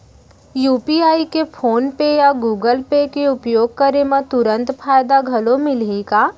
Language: Chhattisgarhi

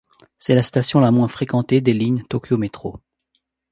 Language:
French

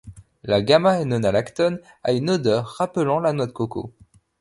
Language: French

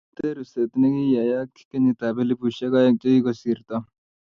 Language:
Kalenjin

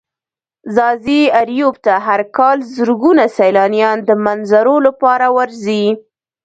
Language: Pashto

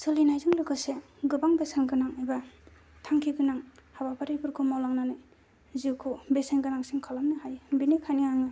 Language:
Bodo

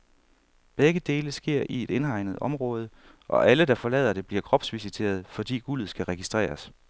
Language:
Danish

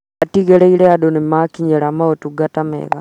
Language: Kikuyu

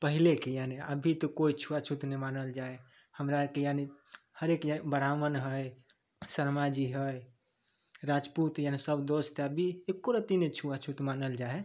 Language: Maithili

